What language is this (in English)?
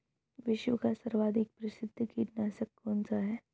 Hindi